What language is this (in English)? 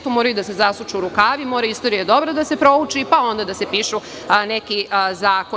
Serbian